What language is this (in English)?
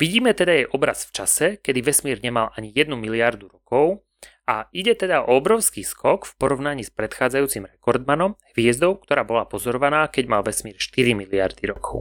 Slovak